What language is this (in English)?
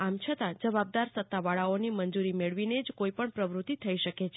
Gujarati